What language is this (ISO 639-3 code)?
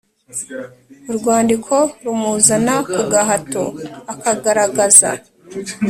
kin